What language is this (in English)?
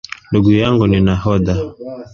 Swahili